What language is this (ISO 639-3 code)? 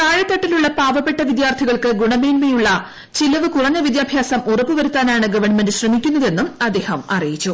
mal